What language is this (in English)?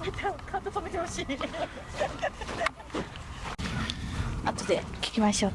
Japanese